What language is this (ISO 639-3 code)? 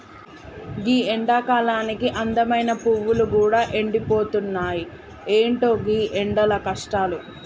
tel